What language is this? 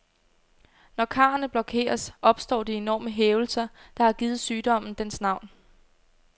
Danish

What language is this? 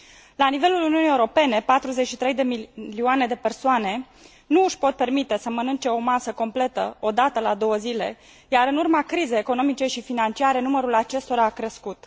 Romanian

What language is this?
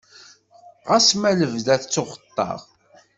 Kabyle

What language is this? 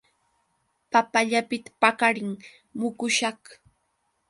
Yauyos Quechua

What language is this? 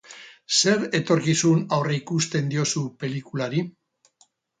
Basque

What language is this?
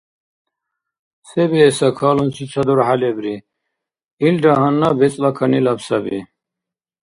Dargwa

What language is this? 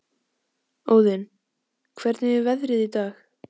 Icelandic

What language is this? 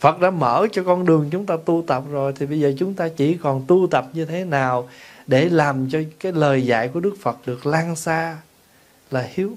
Vietnamese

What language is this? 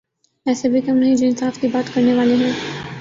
Urdu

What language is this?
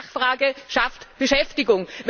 German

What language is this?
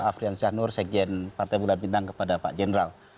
Indonesian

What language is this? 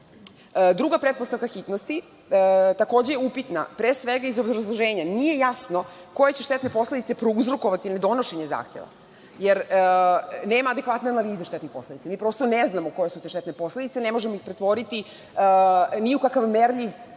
Serbian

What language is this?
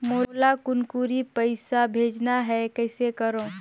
Chhattisgarhi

